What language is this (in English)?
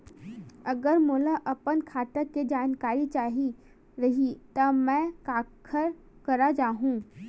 Chhattisgarhi